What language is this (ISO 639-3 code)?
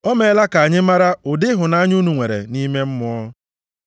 ibo